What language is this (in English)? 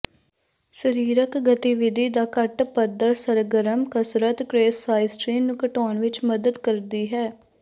Punjabi